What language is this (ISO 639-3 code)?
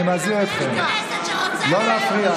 heb